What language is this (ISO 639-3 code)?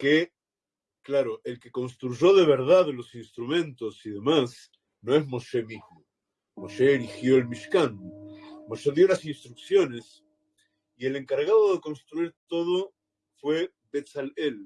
spa